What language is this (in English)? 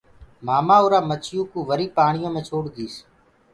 Gurgula